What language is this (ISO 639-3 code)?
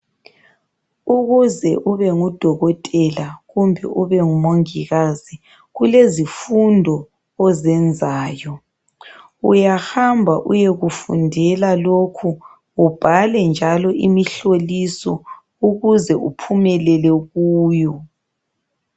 nde